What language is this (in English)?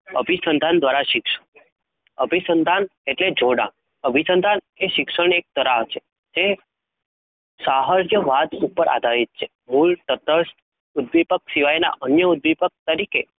Gujarati